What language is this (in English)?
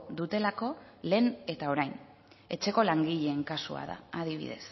Basque